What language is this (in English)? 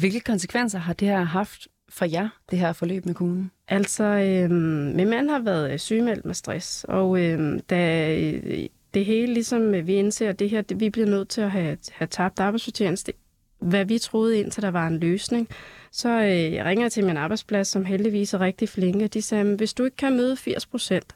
Danish